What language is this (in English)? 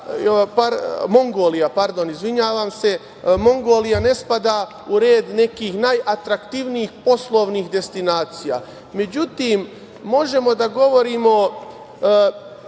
Serbian